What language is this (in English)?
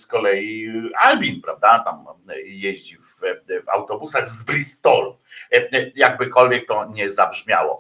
Polish